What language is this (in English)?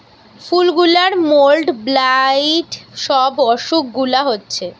Bangla